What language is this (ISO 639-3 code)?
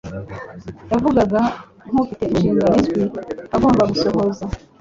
kin